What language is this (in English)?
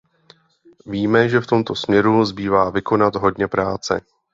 Czech